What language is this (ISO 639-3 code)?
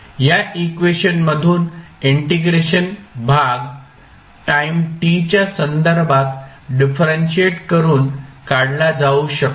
mar